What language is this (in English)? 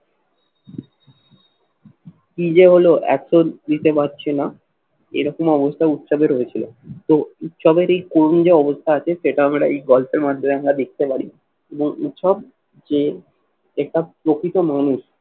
Bangla